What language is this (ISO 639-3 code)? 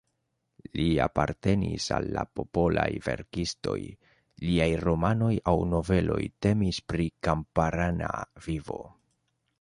epo